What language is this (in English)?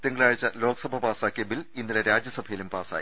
Malayalam